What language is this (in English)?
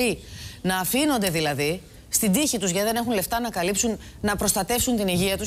Greek